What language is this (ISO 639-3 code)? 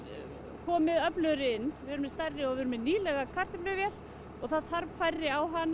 isl